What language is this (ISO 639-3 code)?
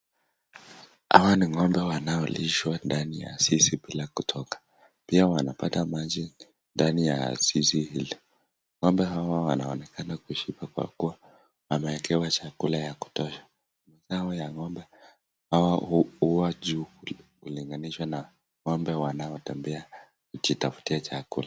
swa